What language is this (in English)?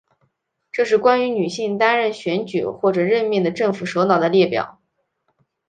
Chinese